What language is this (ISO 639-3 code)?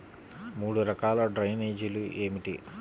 tel